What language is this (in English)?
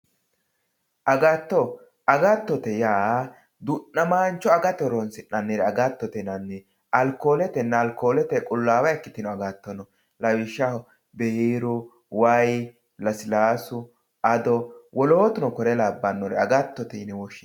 Sidamo